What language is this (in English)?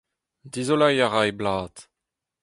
Breton